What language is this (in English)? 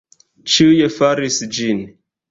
Esperanto